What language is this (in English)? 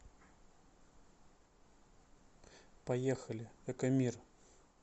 Russian